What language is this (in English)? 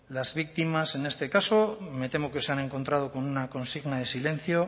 Spanish